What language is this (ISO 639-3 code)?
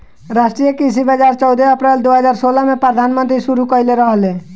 bho